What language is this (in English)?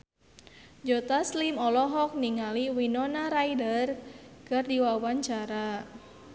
Sundanese